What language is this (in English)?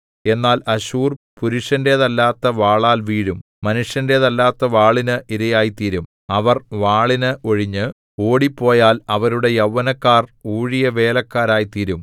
Malayalam